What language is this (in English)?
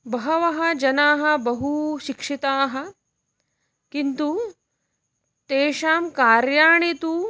Sanskrit